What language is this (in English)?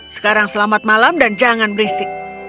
Indonesian